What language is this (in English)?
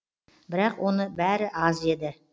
Kazakh